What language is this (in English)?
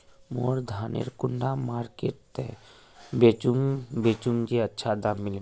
Magahi